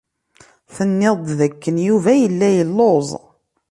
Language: Kabyle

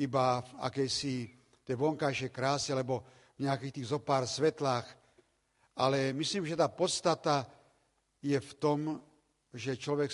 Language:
Slovak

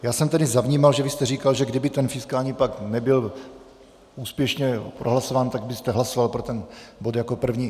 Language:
Czech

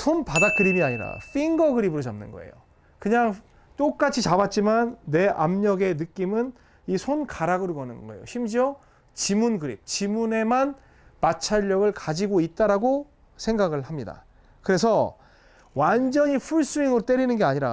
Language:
Korean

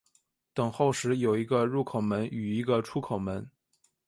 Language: Chinese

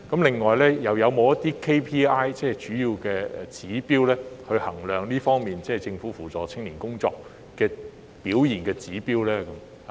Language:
Cantonese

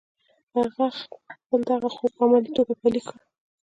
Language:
Pashto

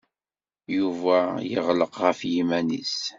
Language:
Kabyle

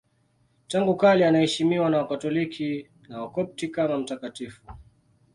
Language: Swahili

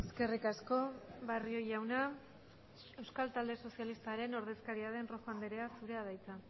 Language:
Basque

